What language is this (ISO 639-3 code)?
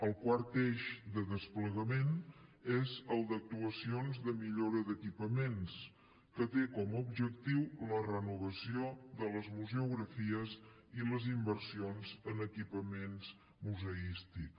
cat